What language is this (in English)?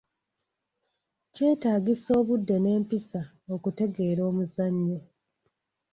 Ganda